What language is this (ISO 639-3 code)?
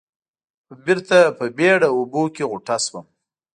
pus